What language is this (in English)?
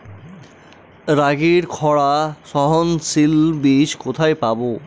Bangla